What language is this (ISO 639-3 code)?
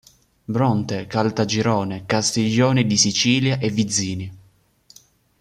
ita